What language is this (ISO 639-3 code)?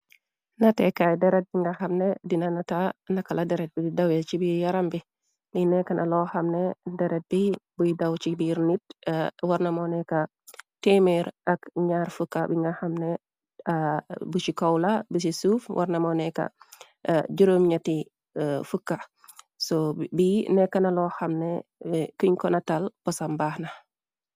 wol